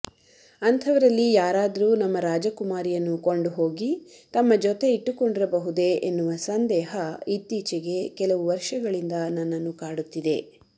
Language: Kannada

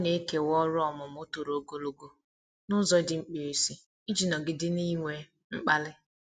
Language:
Igbo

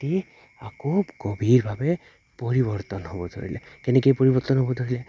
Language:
Assamese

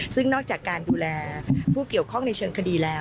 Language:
Thai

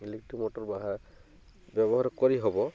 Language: Odia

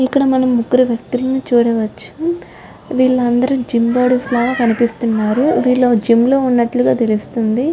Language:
Telugu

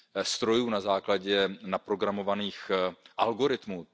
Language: Czech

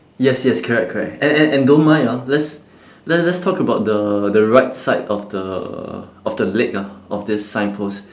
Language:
English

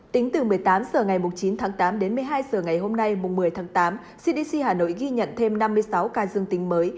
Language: Vietnamese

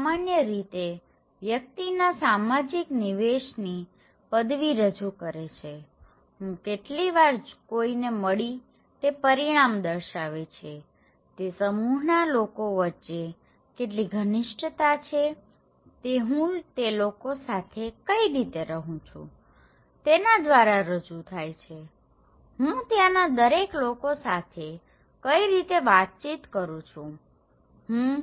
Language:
Gujarati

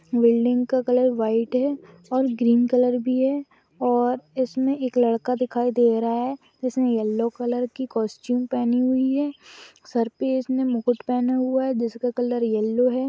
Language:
Magahi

